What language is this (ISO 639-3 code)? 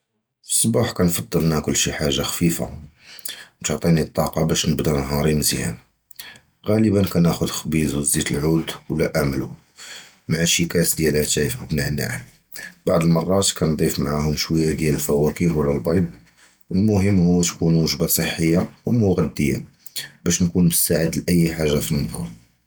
jrb